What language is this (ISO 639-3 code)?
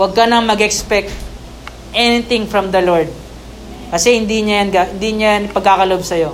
fil